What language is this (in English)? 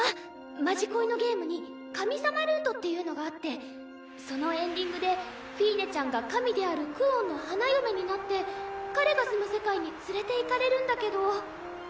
Japanese